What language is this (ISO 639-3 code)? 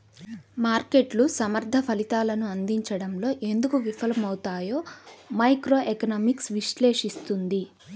tel